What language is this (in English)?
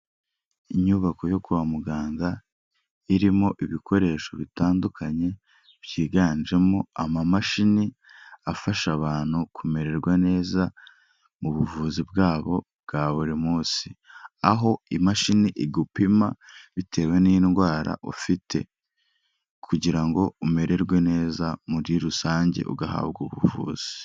Kinyarwanda